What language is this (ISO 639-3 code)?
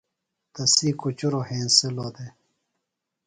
phl